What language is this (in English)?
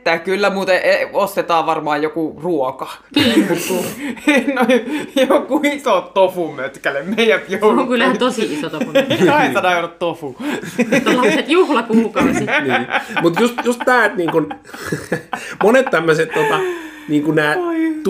Finnish